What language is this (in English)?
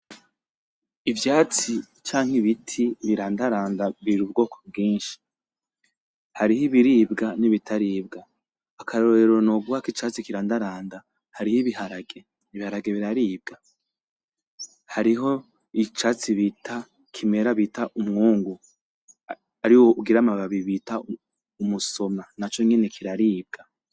Rundi